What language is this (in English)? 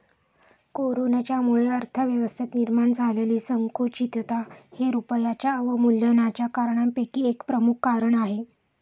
Marathi